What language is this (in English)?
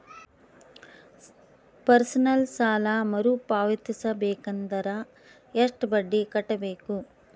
Kannada